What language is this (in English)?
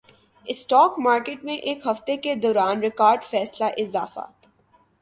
Urdu